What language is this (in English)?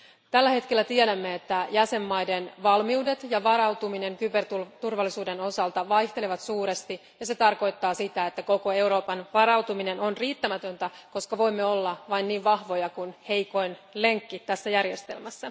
Finnish